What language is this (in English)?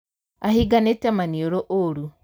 Kikuyu